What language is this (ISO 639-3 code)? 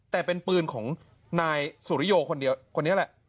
tha